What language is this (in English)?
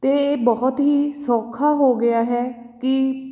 Punjabi